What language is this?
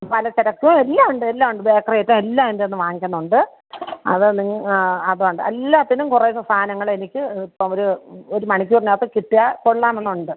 Malayalam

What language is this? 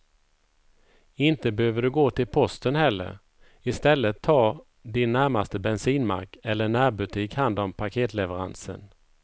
Swedish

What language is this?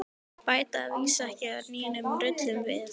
Icelandic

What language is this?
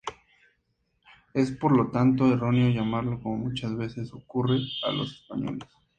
Spanish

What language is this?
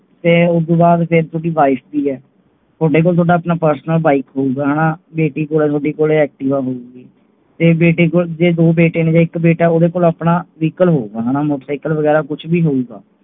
Punjabi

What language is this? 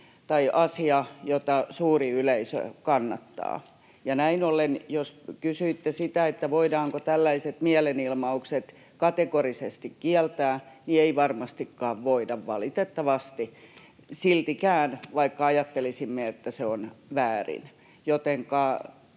Finnish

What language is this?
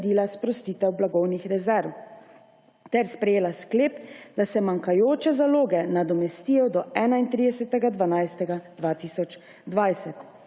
Slovenian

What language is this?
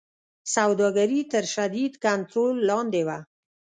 Pashto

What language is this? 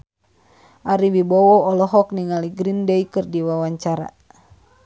Sundanese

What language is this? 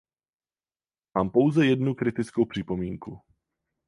Czech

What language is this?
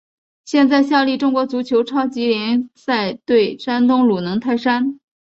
Chinese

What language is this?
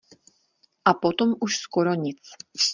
Czech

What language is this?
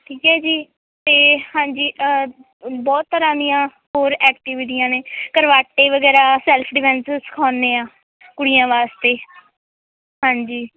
Punjabi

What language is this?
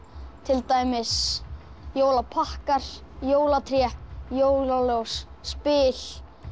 Icelandic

